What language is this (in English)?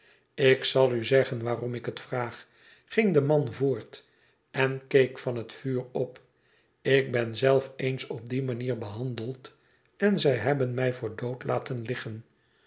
Dutch